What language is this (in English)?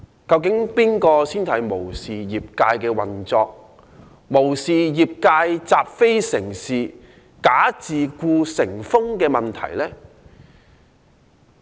Cantonese